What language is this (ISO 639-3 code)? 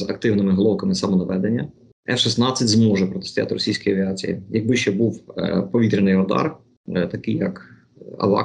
ukr